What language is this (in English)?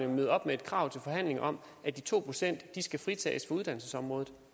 Danish